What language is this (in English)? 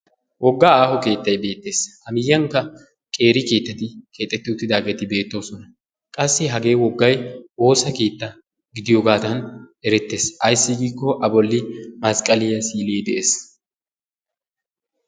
Wolaytta